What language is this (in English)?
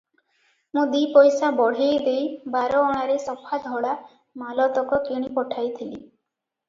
Odia